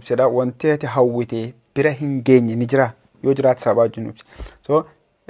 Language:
Oromo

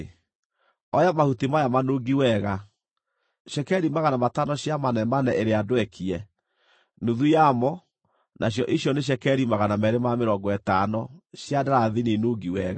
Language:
Kikuyu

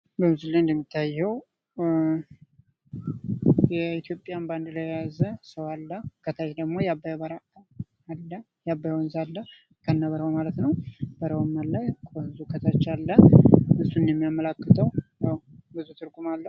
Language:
Amharic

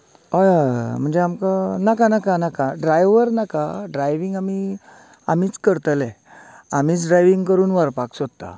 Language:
Konkani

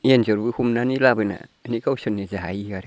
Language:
Bodo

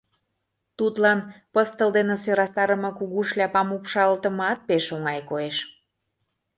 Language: Mari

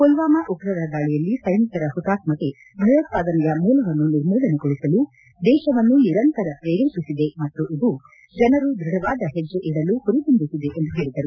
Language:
Kannada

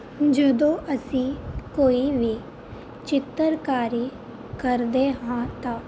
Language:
Punjabi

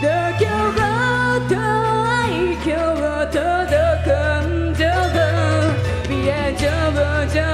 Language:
Japanese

